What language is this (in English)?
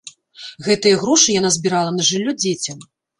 Belarusian